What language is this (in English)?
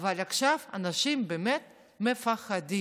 Hebrew